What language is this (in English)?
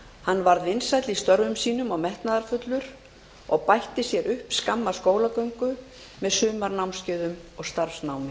Icelandic